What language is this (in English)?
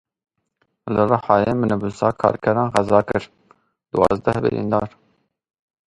Kurdish